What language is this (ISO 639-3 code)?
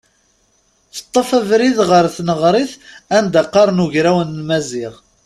kab